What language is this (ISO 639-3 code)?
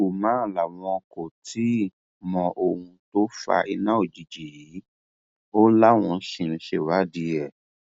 yor